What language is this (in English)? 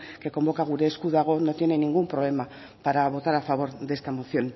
Spanish